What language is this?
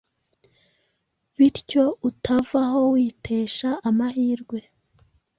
Kinyarwanda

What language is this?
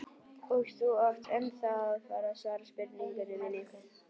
Icelandic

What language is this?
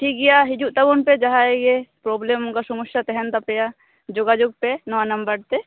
Santali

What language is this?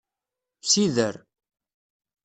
Kabyle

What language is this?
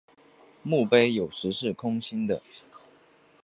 Chinese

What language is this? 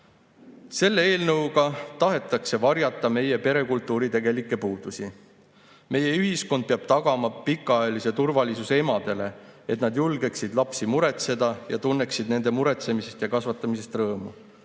Estonian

